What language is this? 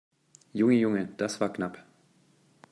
German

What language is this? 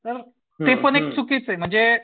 Marathi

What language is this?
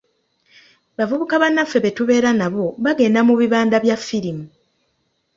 Ganda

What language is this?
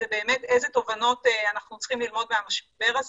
Hebrew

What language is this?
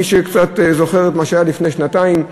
Hebrew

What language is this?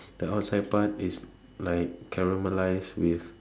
English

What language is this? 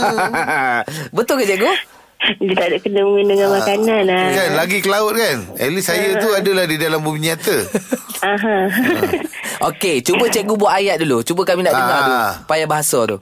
Malay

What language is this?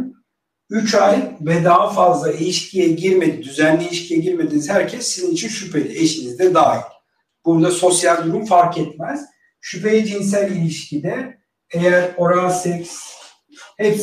Turkish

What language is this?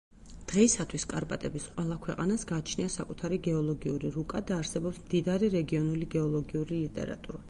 Georgian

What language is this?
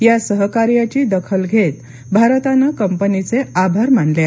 Marathi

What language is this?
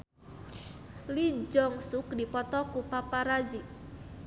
Sundanese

